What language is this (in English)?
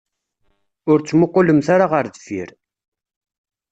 Kabyle